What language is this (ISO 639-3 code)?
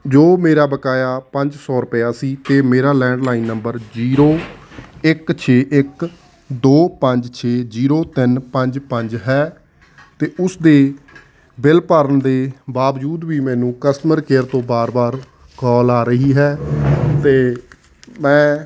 pan